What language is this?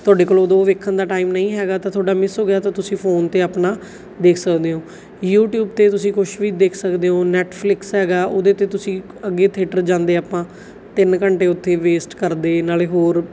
Punjabi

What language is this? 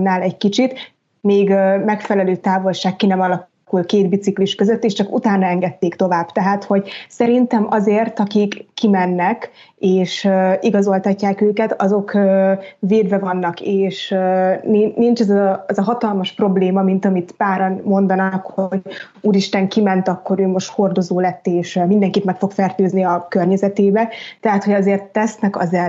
Hungarian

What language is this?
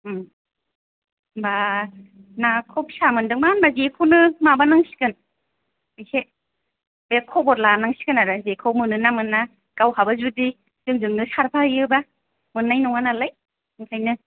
Bodo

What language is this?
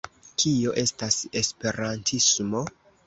Esperanto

